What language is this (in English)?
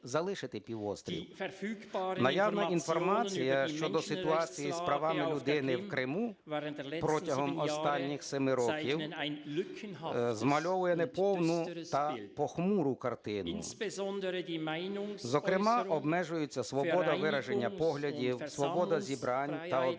Ukrainian